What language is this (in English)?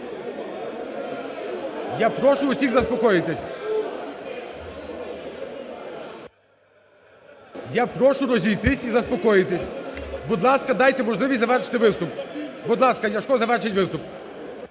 Ukrainian